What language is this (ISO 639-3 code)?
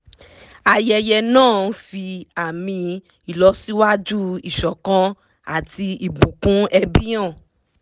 yor